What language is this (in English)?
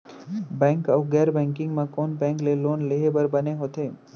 Chhattisgarhi